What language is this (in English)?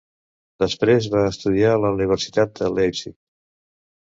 Catalan